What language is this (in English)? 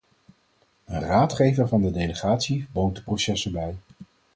Dutch